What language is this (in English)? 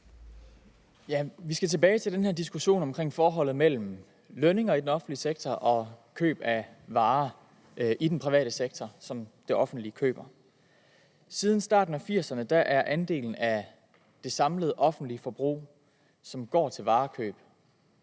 Danish